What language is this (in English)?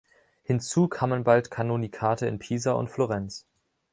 German